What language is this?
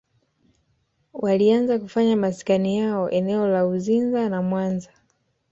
Swahili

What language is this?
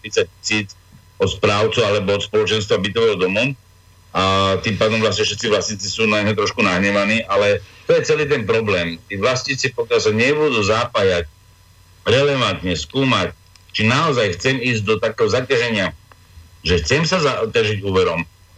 Slovak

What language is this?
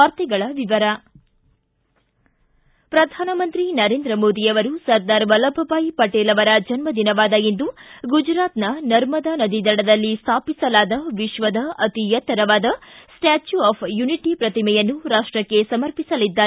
Kannada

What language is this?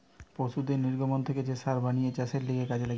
Bangla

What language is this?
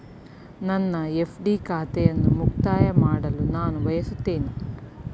Kannada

